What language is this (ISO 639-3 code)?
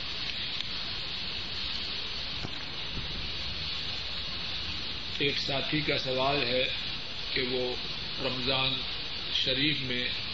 urd